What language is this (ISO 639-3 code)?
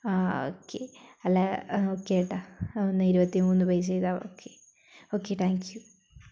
mal